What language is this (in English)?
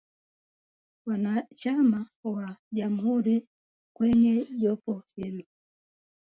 Swahili